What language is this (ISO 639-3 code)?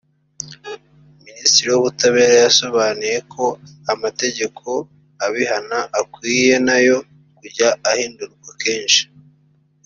kin